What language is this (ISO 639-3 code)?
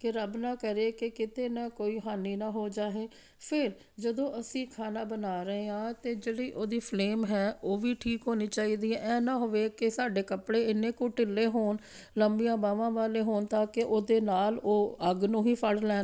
pan